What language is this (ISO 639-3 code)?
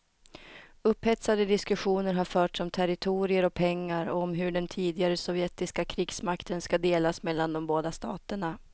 swe